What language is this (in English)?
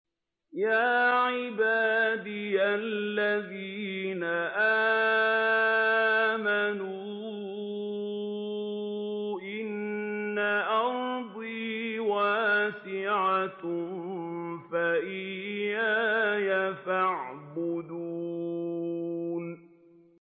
Arabic